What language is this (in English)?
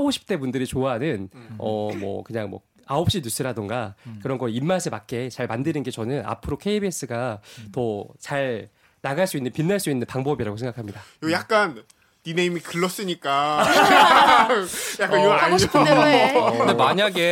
Korean